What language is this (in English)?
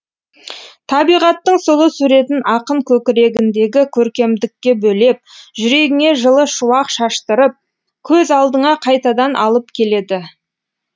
Kazakh